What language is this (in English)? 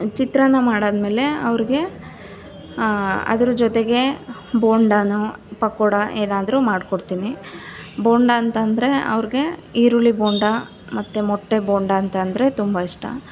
Kannada